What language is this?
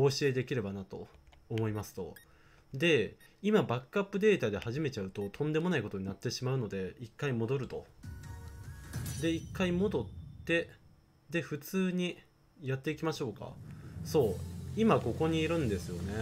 Japanese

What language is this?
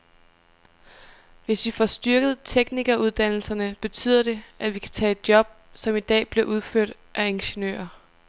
Danish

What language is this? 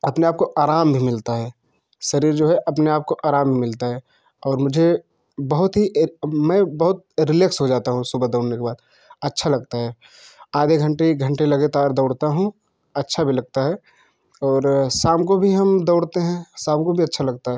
Hindi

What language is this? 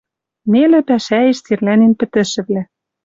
Western Mari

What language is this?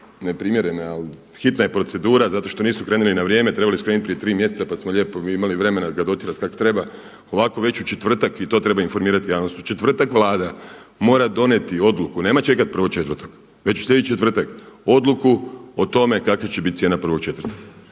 Croatian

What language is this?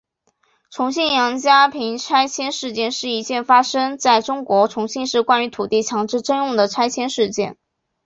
Chinese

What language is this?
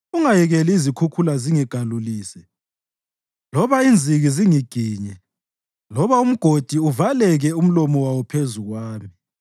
North Ndebele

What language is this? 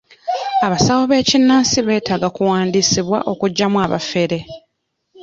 Ganda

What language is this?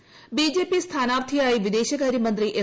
Malayalam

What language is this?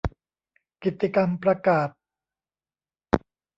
Thai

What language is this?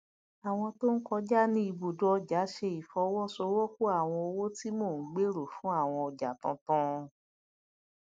Yoruba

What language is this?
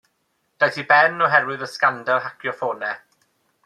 Welsh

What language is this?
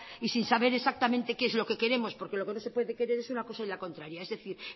Spanish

